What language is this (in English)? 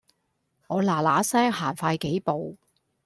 Cantonese